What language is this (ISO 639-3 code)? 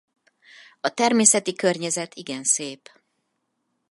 hun